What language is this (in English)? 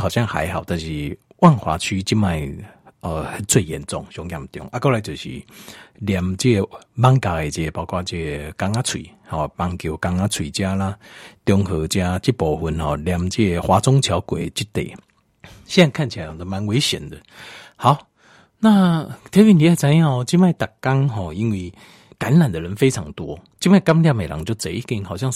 Chinese